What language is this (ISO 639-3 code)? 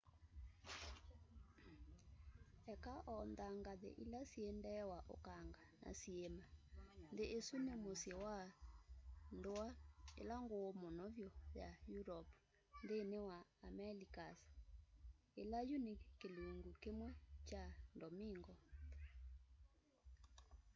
kam